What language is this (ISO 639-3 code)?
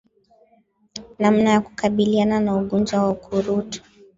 swa